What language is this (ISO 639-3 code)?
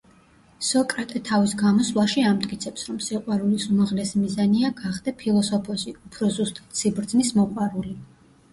kat